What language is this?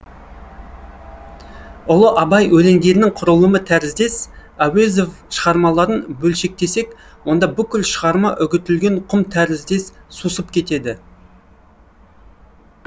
Kazakh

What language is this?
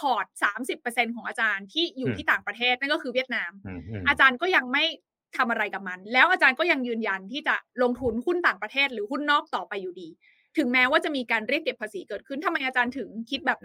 Thai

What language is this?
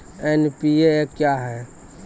Maithili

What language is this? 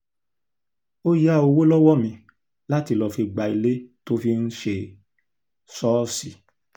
Yoruba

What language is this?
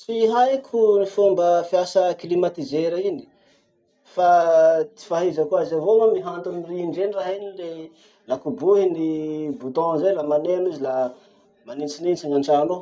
Masikoro Malagasy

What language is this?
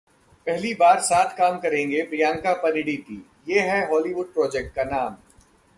Hindi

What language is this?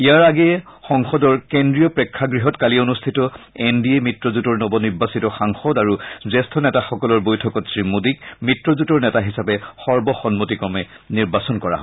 Assamese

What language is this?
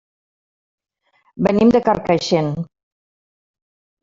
Catalan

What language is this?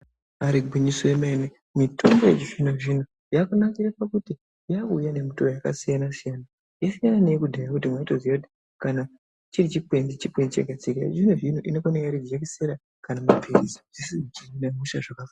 Ndau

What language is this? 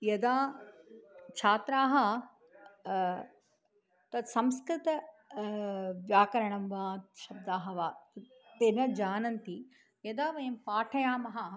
Sanskrit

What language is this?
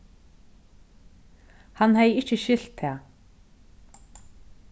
Faroese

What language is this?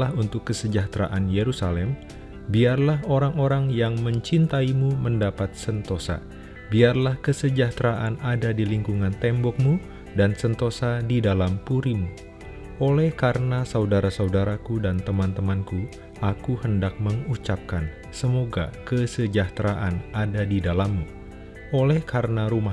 Indonesian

